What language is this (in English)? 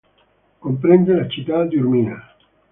Italian